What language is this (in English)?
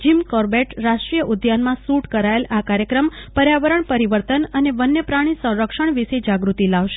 Gujarati